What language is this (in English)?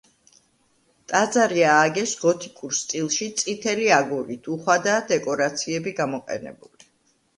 Georgian